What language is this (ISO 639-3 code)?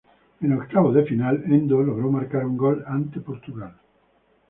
spa